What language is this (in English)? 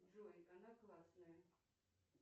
Russian